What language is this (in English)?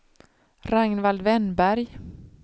Swedish